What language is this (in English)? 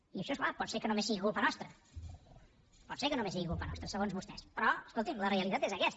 Catalan